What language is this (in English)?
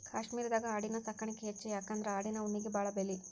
Kannada